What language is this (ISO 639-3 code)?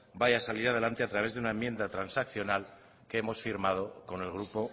spa